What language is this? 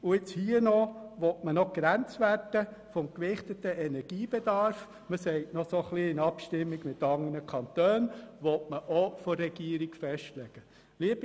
Swiss German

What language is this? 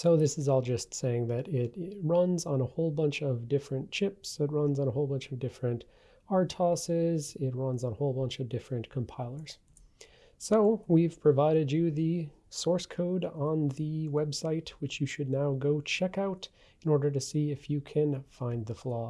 English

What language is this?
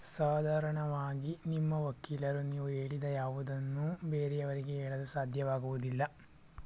Kannada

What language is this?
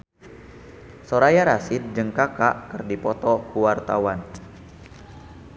Sundanese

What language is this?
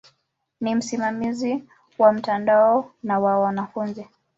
Swahili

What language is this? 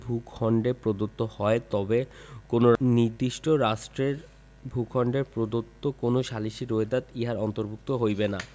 Bangla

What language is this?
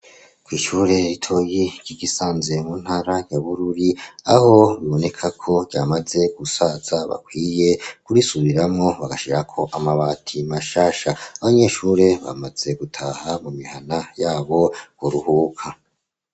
Rundi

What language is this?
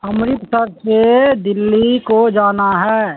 Urdu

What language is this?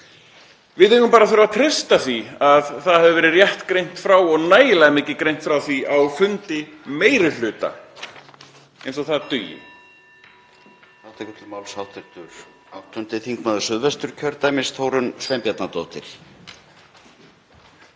Icelandic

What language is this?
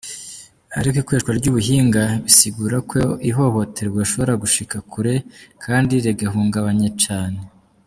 Kinyarwanda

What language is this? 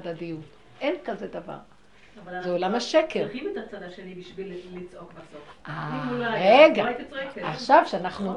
Hebrew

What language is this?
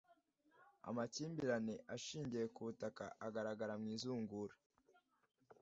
Kinyarwanda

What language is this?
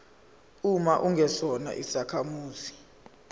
Zulu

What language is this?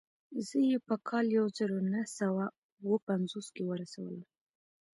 Pashto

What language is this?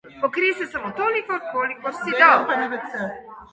Slovenian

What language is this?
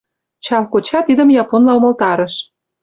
Mari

